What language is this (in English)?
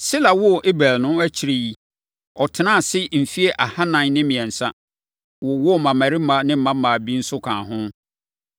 Akan